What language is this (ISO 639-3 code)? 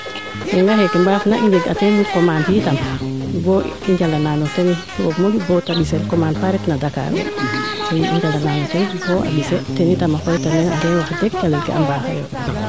srr